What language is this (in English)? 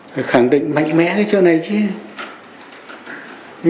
Vietnamese